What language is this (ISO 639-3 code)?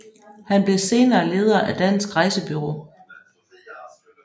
dan